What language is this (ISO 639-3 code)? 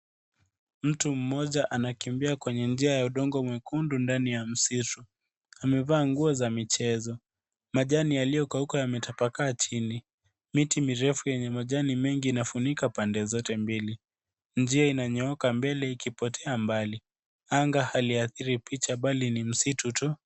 swa